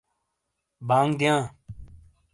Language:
Shina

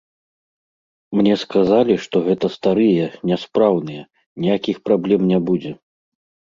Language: Belarusian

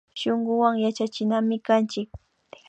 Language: Imbabura Highland Quichua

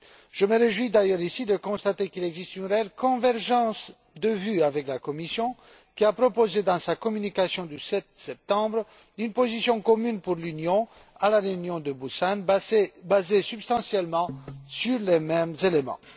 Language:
French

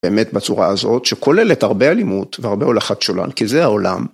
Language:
Hebrew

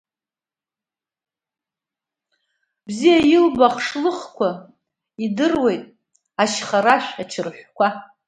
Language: Abkhazian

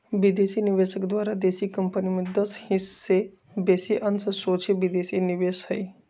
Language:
Magahi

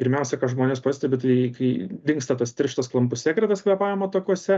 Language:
Lithuanian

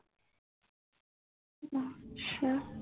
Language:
Punjabi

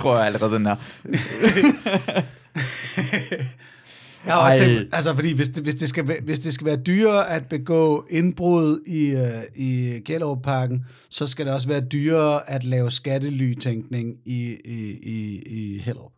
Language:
Danish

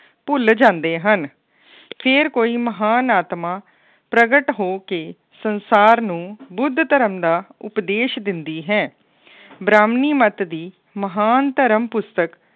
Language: Punjabi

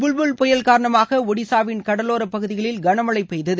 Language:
Tamil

